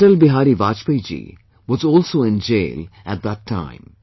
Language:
English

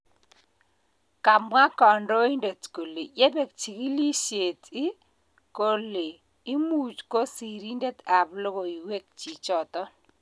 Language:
Kalenjin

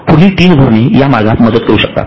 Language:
Marathi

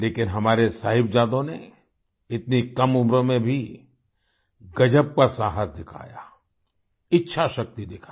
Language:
Hindi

